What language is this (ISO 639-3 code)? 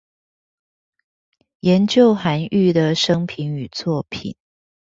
zho